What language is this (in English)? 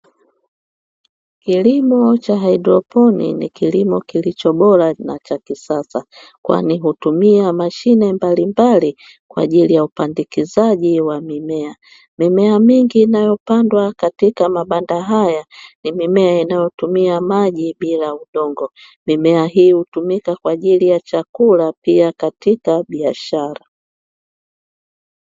Swahili